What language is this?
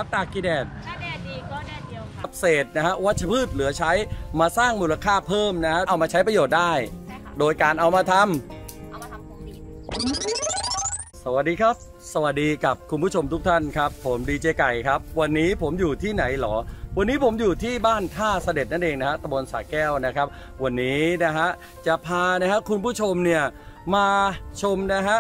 Thai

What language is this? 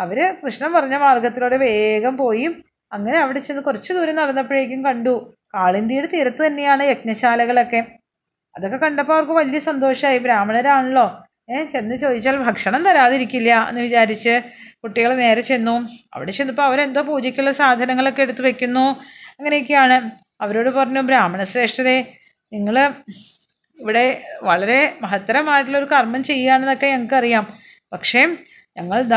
Malayalam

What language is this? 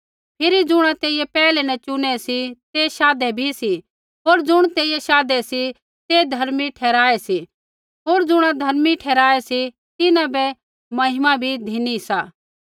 Kullu Pahari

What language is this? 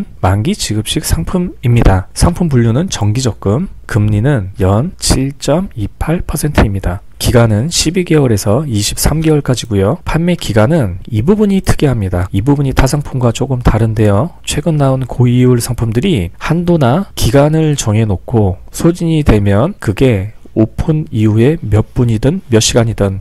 Korean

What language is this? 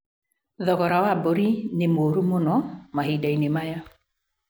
Kikuyu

